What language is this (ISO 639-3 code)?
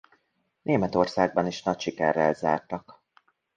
hun